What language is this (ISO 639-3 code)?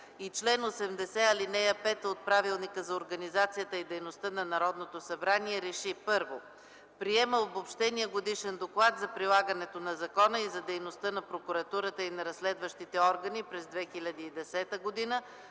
bul